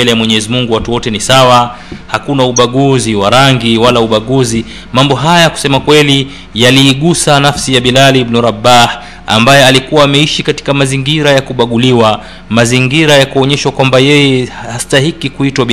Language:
Swahili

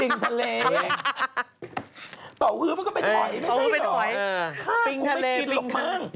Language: Thai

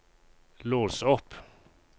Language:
Norwegian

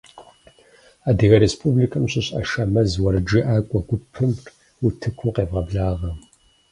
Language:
Kabardian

